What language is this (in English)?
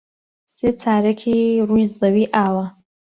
Central Kurdish